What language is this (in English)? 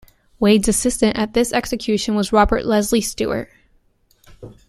English